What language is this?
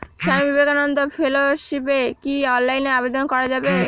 Bangla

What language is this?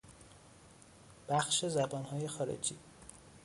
Persian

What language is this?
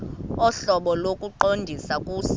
Xhosa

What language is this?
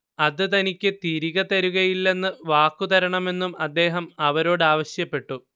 Malayalam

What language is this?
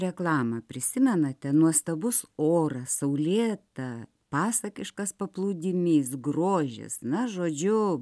Lithuanian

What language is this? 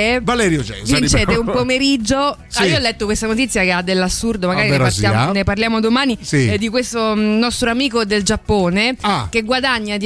Italian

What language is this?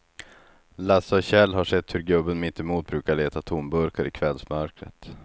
Swedish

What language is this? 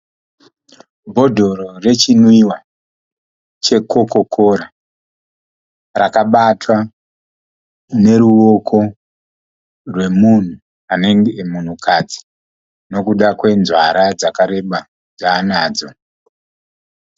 Shona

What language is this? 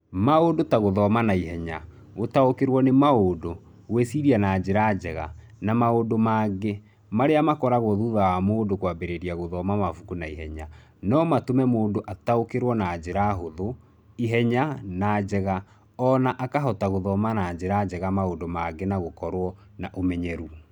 Kikuyu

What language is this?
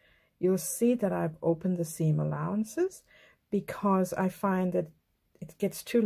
English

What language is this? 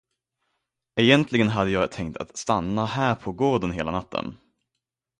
Swedish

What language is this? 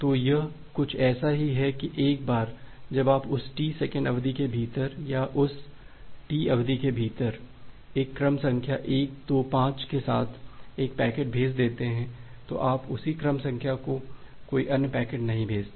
Hindi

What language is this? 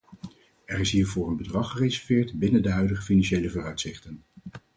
Dutch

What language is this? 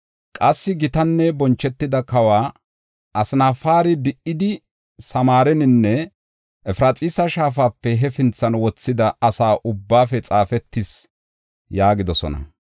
Gofa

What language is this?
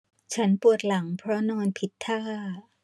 Thai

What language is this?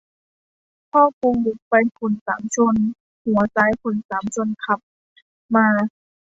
Thai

